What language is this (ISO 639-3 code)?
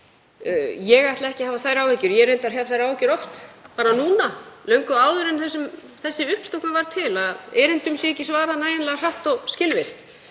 isl